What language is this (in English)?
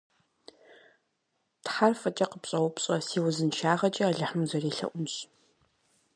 Kabardian